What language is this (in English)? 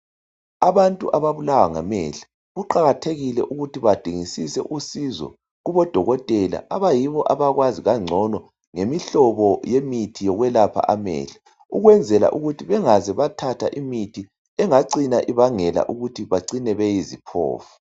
North Ndebele